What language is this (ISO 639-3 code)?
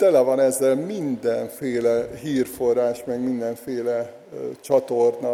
hun